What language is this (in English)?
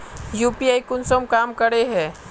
Magahi